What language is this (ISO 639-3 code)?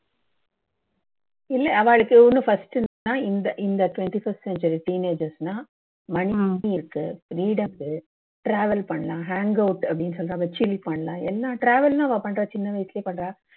tam